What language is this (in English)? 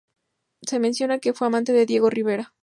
Spanish